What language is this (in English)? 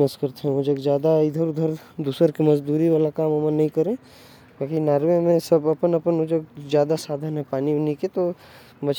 Korwa